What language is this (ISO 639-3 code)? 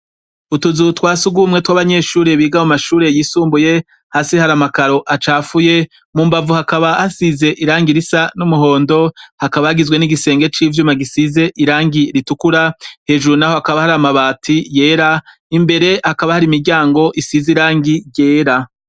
run